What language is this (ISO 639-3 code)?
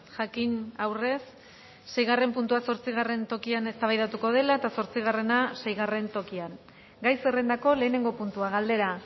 eus